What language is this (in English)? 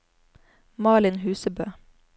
Norwegian